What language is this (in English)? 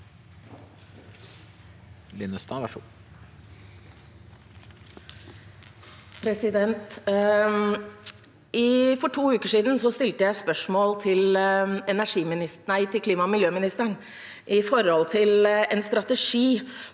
Norwegian